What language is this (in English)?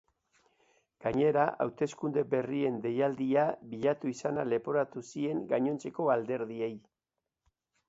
Basque